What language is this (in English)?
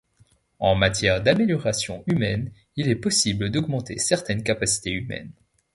French